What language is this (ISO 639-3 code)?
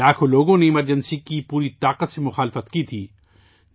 urd